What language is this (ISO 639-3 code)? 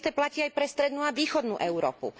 slk